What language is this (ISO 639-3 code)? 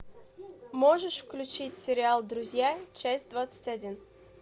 rus